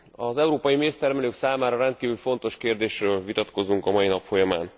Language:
Hungarian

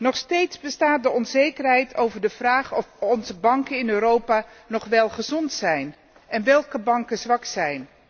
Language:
Dutch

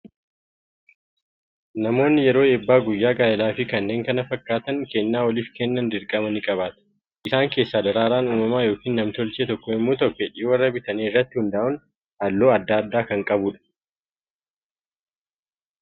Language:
Oromo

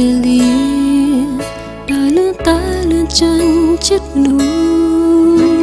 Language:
Thai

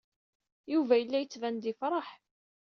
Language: Kabyle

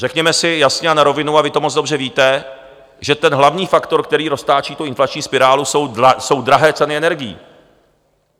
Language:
Czech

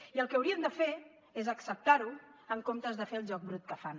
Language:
Catalan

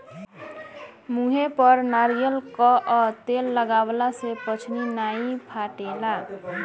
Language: Bhojpuri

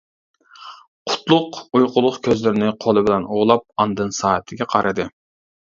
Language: Uyghur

